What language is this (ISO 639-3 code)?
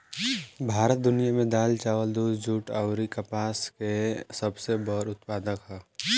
bho